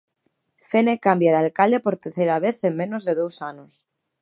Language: Galician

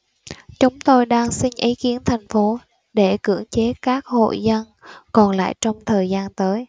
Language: Vietnamese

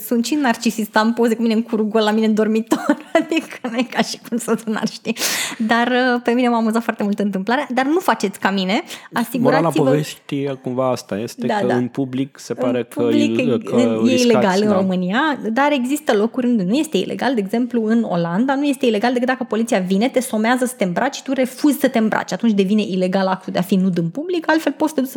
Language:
Romanian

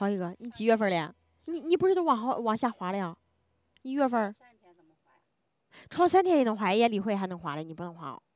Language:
Chinese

